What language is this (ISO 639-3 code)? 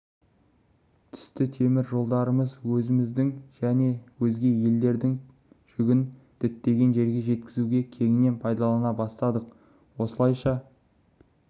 kaz